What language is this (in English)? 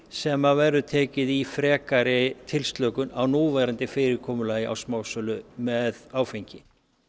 Icelandic